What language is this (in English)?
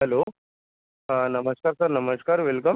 Marathi